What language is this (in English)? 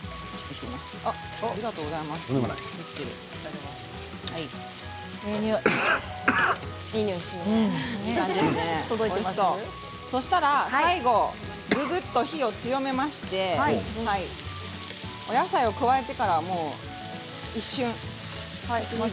Japanese